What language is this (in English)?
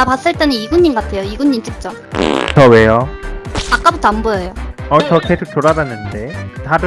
Korean